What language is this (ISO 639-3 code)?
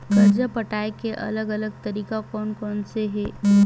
hne